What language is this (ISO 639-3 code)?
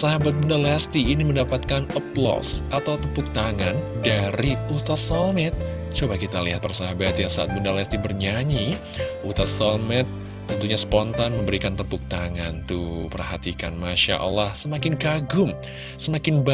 ind